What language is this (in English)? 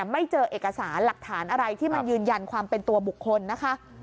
Thai